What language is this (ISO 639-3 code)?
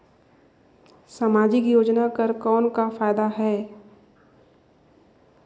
hne